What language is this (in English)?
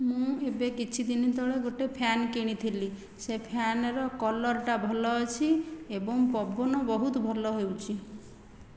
Odia